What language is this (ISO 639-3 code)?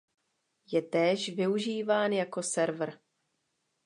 ces